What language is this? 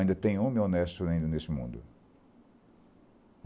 Portuguese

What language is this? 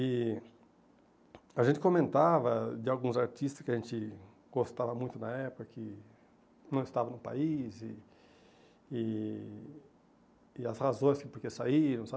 Portuguese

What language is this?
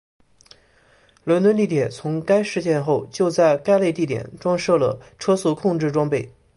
Chinese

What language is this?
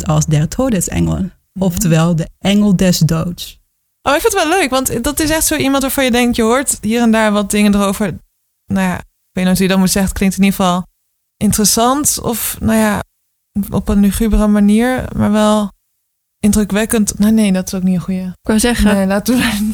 Dutch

